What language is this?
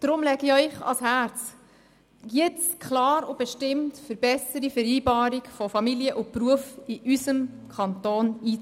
Swiss German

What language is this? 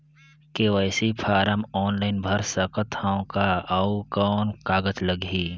Chhattisgarhi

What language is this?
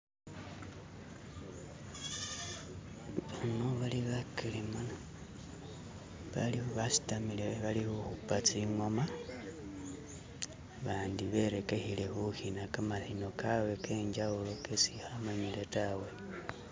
Masaaba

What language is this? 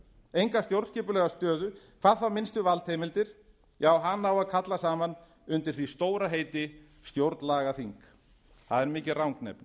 Icelandic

